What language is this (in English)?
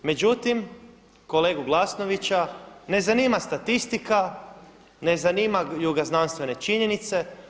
Croatian